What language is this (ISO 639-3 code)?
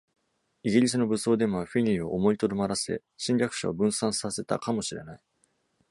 jpn